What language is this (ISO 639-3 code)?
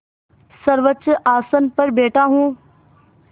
hin